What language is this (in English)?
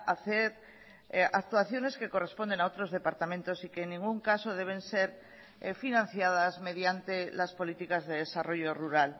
Spanish